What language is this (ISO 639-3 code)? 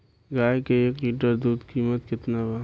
bho